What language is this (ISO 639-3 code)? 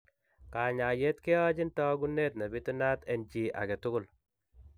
kln